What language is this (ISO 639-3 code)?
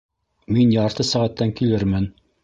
bak